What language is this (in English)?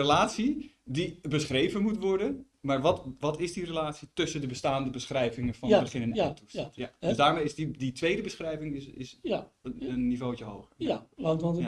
Dutch